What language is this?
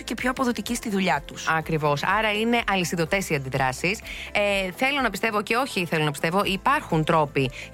Greek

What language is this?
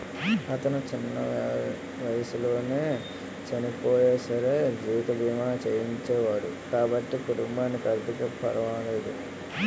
Telugu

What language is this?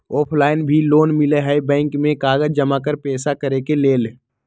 Magahi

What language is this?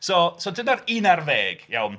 Welsh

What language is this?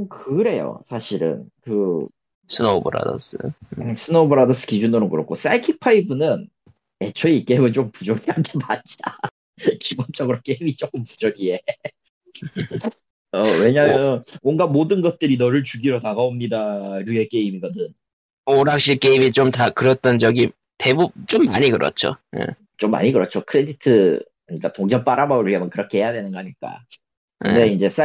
Korean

